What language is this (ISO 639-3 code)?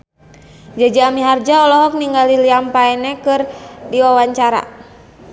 sun